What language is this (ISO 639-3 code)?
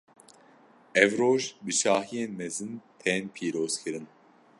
kur